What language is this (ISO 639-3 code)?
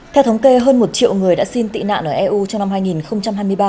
vie